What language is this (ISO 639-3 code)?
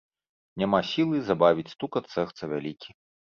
bel